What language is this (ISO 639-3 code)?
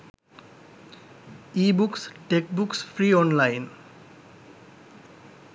sin